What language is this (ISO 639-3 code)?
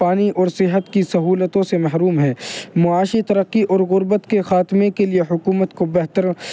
urd